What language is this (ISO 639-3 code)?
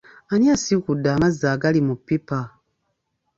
lug